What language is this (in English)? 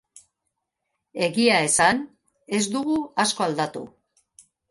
Basque